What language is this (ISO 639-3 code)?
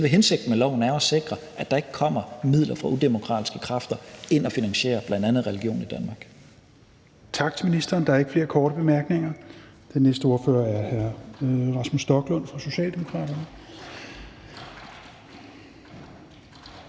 dan